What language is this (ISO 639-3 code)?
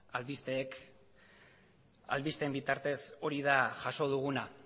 eus